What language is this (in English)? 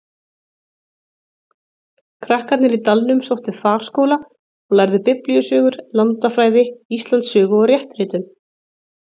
Icelandic